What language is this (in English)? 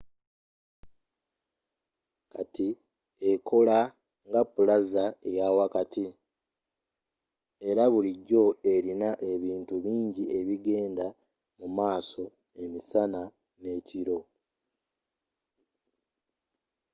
Ganda